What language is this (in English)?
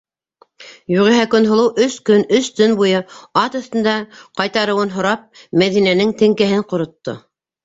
Bashkir